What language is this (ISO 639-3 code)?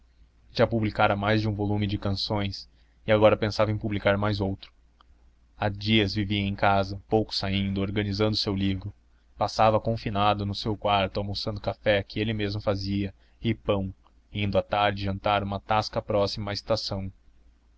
por